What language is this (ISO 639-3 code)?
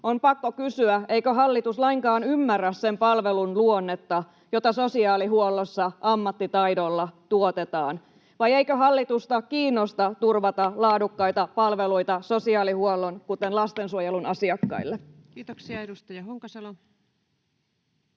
fin